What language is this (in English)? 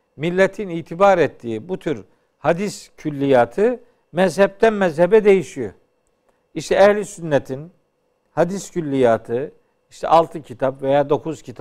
Turkish